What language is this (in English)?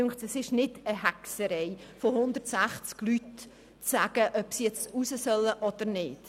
Swiss German